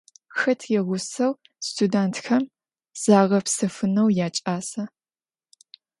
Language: Adyghe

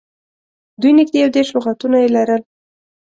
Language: Pashto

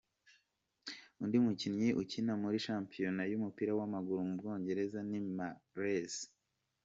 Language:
Kinyarwanda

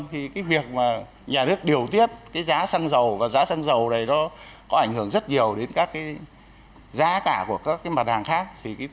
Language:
Vietnamese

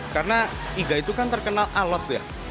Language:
Indonesian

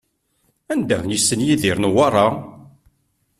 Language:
Kabyle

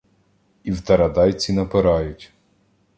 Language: Ukrainian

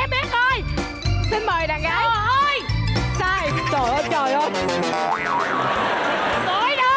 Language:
Vietnamese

